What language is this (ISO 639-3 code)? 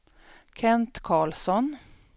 swe